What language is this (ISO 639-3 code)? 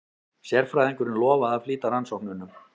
isl